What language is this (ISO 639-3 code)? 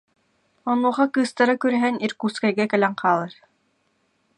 sah